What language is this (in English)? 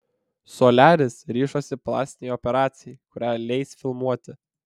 Lithuanian